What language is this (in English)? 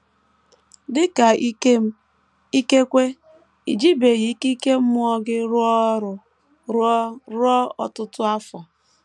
Igbo